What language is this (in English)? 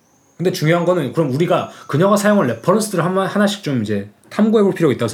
Korean